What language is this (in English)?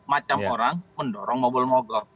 Indonesian